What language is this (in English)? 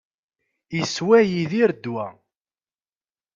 Kabyle